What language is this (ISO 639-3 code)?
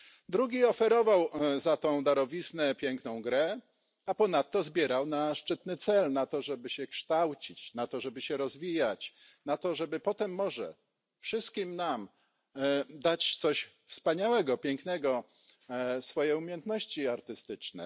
pol